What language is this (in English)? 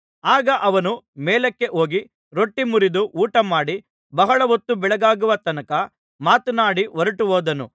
Kannada